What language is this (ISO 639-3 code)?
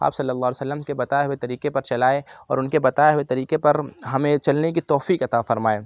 urd